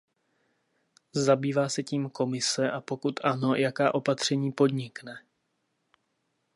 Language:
Czech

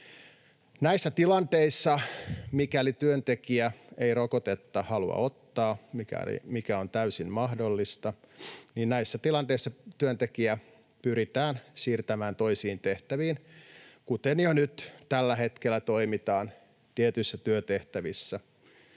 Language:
Finnish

